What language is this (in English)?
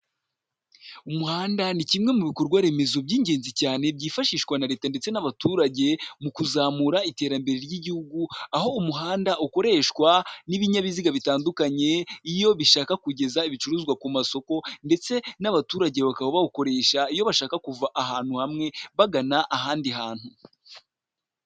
Kinyarwanda